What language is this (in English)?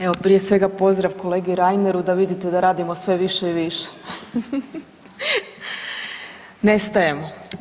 Croatian